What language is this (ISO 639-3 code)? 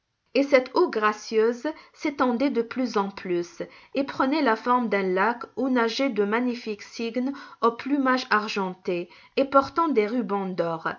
fra